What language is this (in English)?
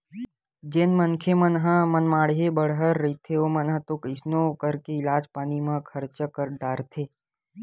Chhattisgarhi